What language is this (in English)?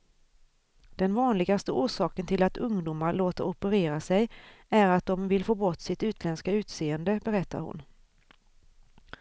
Swedish